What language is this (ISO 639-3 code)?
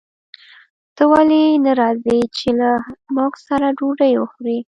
pus